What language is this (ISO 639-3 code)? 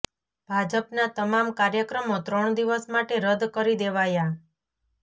guj